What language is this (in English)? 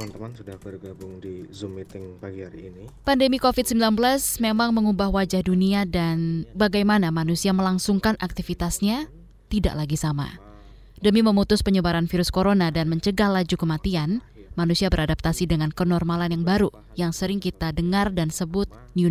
Indonesian